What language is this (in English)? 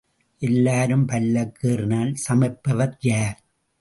Tamil